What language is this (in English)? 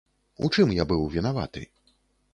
Belarusian